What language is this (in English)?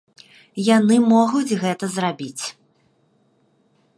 Belarusian